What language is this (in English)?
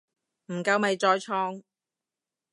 Cantonese